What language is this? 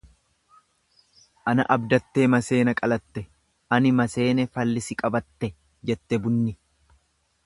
Oromo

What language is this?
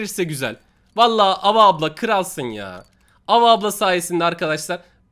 Turkish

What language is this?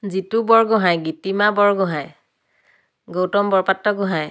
Assamese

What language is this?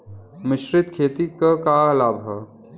Bhojpuri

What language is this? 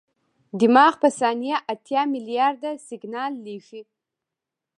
Pashto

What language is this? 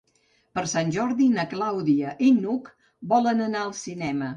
Catalan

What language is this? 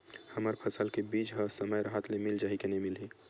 Chhattisgarhi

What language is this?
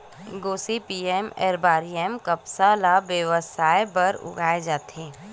Chhattisgarhi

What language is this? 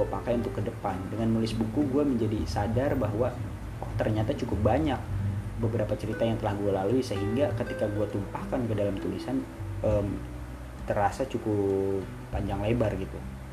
Indonesian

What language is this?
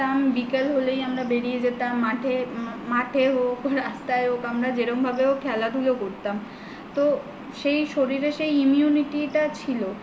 Bangla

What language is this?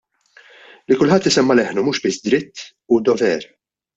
Maltese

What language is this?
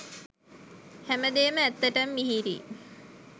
Sinhala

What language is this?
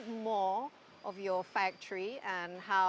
Indonesian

